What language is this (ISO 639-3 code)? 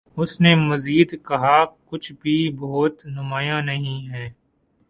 urd